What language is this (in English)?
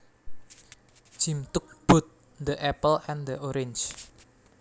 Javanese